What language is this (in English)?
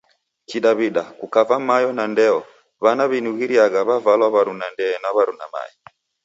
Taita